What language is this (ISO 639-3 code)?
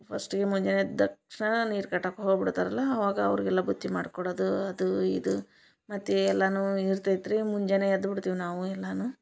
kan